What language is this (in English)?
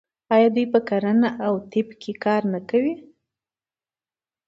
Pashto